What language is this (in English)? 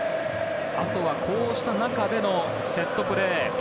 Japanese